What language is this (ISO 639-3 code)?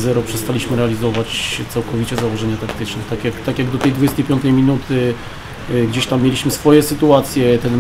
pol